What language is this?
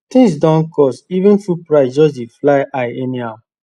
Nigerian Pidgin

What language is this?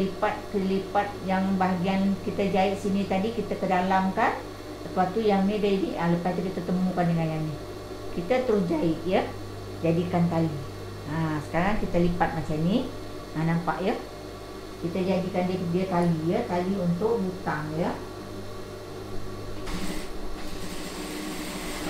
Malay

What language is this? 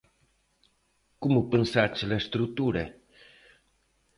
Galician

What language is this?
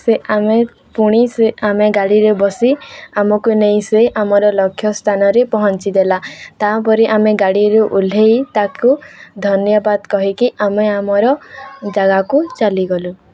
Odia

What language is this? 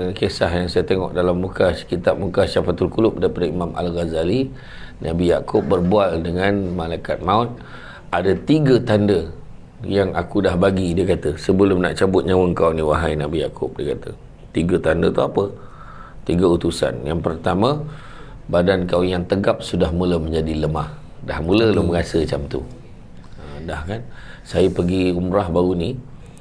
Malay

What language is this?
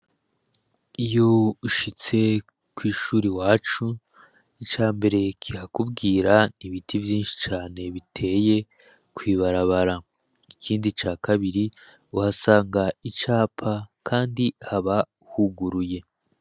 Rundi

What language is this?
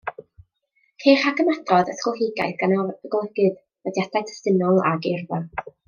Welsh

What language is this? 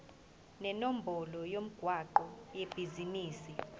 Zulu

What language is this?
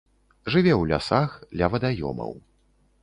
Belarusian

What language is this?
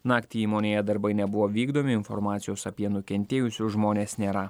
Lithuanian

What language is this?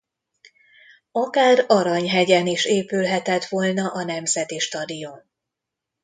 Hungarian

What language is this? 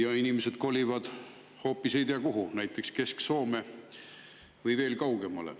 Estonian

